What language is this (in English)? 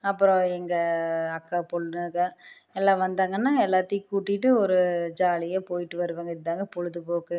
Tamil